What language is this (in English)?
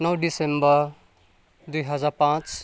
Nepali